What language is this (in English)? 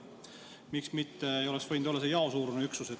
Estonian